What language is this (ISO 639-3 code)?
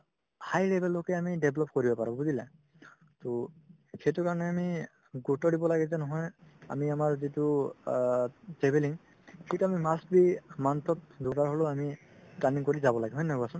asm